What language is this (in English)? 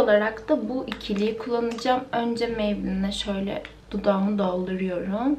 Turkish